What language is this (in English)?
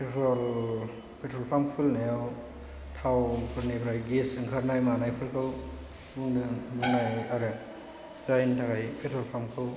Bodo